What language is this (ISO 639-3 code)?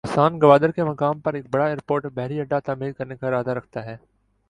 urd